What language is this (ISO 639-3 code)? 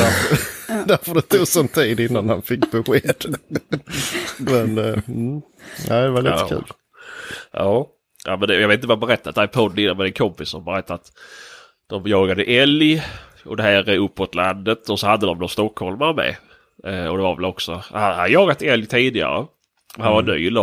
swe